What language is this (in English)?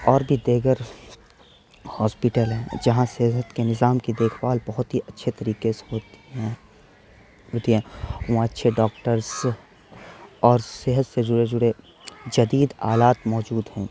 Urdu